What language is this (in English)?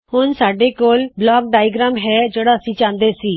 Punjabi